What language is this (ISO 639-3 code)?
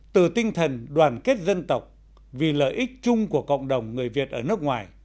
vie